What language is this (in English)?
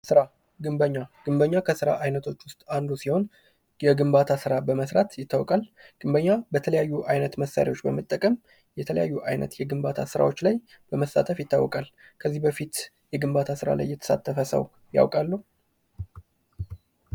Amharic